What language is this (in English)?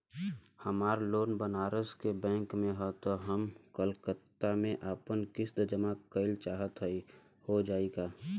Bhojpuri